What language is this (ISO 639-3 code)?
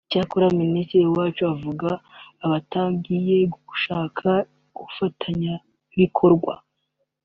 kin